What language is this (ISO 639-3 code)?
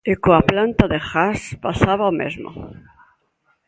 glg